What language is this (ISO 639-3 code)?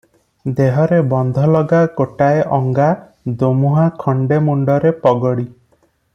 ori